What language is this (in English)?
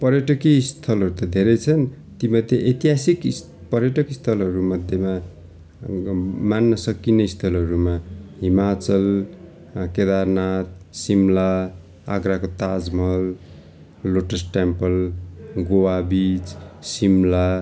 Nepali